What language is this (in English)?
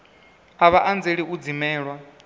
Venda